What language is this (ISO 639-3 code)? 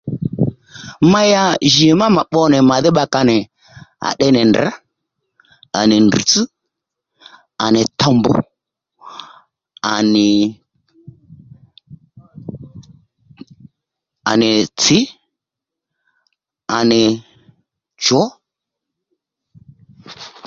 led